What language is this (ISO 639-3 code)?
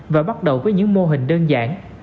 vie